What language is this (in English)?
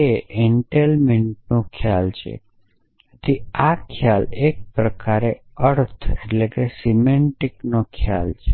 Gujarati